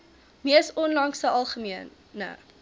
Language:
Afrikaans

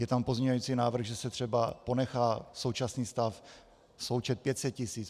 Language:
Czech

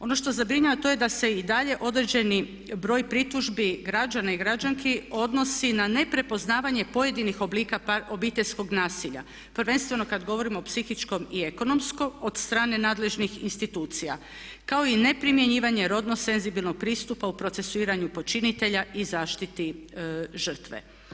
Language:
Croatian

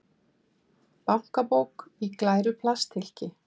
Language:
Icelandic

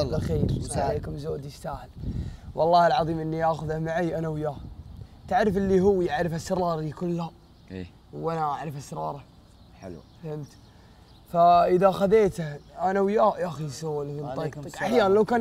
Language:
Arabic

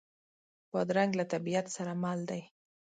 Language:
Pashto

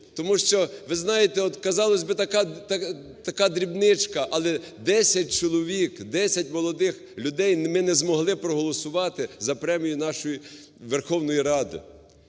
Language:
Ukrainian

